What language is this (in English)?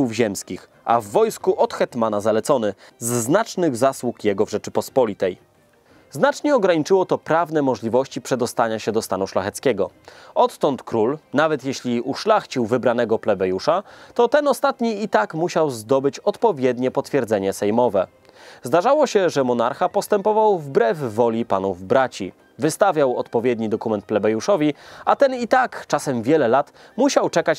Polish